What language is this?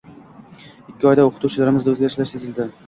Uzbek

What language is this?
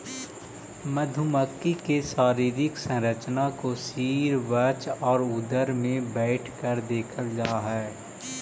Magahi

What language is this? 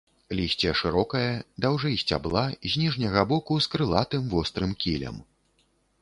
Belarusian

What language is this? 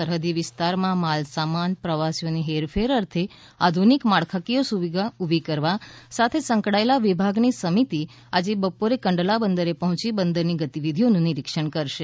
Gujarati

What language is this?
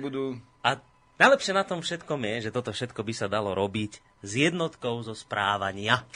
Slovak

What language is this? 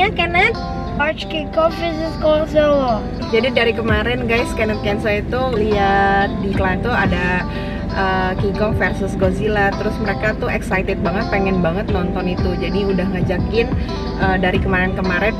Indonesian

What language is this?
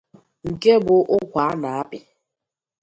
Igbo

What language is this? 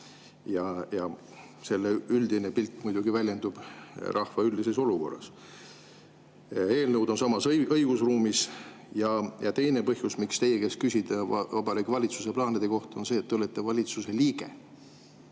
Estonian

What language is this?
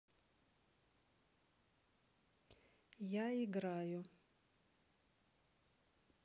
Russian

